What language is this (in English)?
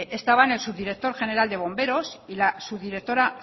Spanish